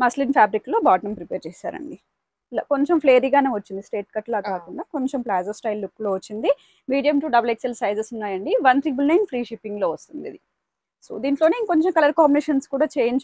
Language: Telugu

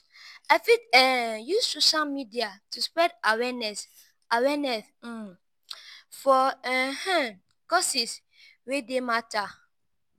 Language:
Nigerian Pidgin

